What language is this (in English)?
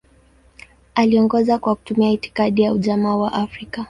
Swahili